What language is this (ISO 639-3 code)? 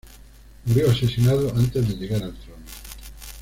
spa